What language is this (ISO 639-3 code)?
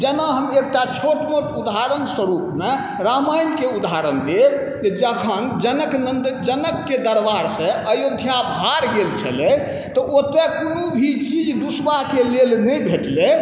mai